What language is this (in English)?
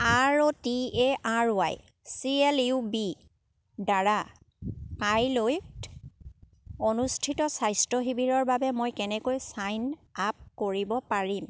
Assamese